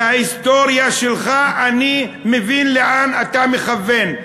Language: Hebrew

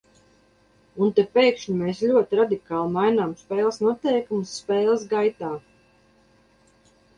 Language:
Latvian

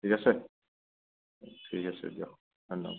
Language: Assamese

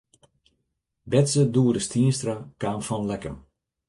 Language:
Western Frisian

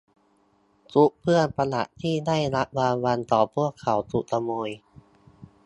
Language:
Thai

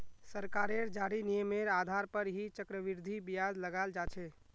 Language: Magahi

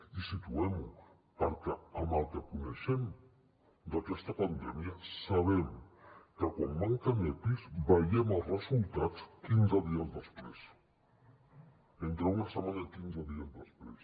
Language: Catalan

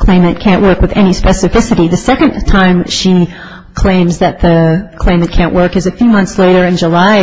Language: English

